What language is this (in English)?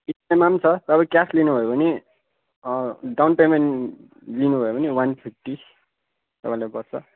Nepali